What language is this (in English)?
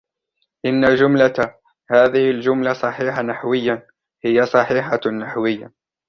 Arabic